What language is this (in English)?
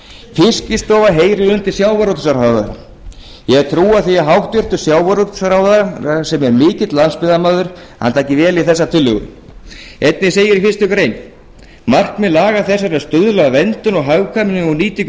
Icelandic